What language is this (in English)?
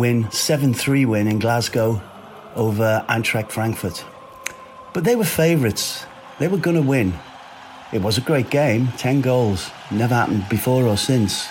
Dutch